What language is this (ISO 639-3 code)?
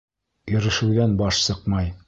bak